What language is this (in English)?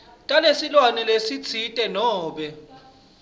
Swati